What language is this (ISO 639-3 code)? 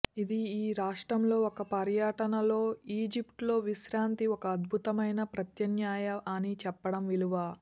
tel